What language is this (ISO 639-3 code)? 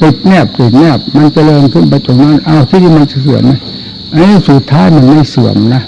tha